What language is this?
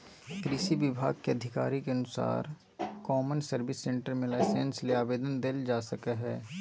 Magahi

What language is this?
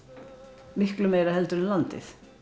Icelandic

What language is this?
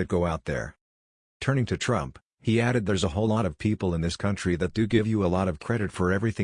English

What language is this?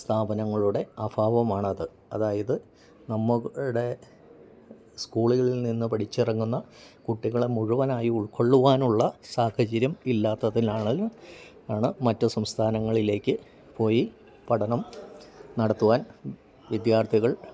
Malayalam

